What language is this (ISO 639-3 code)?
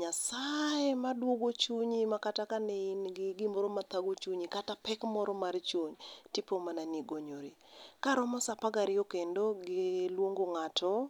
luo